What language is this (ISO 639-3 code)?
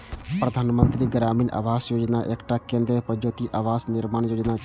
mai